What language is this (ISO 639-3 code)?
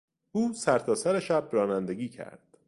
fas